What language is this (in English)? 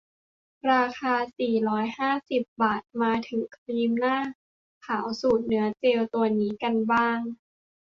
Thai